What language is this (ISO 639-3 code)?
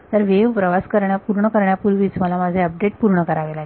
mar